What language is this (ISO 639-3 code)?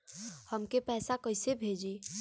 bho